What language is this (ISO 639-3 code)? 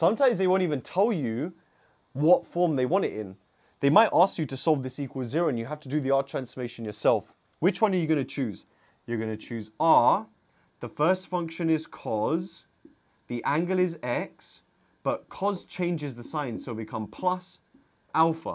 eng